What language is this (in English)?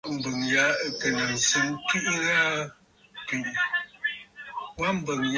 Bafut